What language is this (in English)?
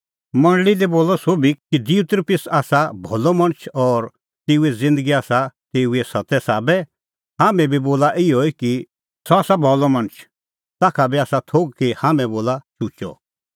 Kullu Pahari